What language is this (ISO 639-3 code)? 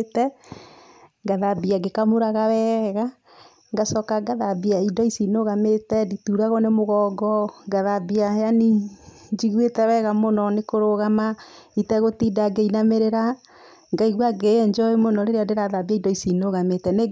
kik